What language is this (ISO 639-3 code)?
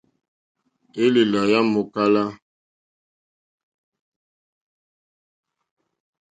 bri